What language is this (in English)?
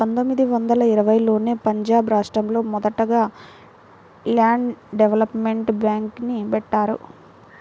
Telugu